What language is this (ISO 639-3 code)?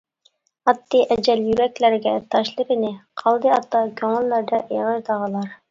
uig